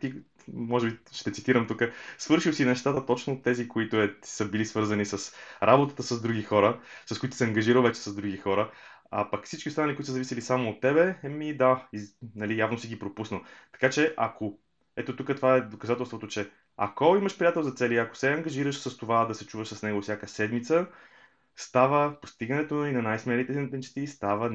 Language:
Bulgarian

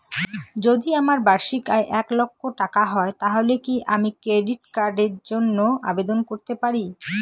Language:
Bangla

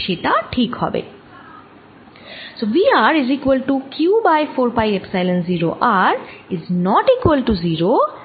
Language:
Bangla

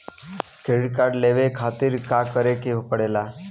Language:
Bhojpuri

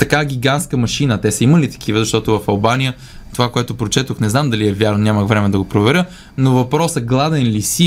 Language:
Bulgarian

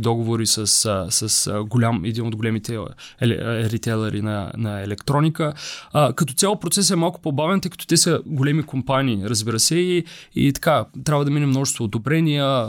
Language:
Bulgarian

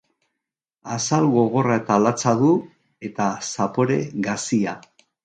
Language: Basque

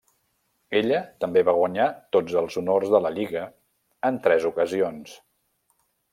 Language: Catalan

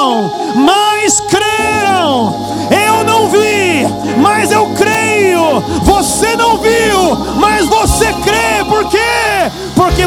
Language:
Portuguese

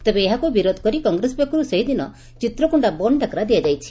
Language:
Odia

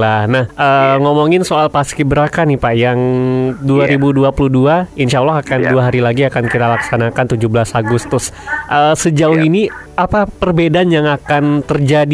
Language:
Indonesian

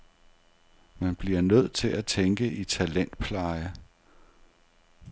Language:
Danish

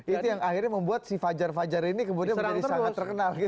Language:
Indonesian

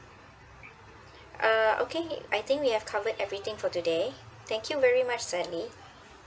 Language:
English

